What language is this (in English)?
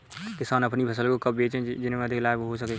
Hindi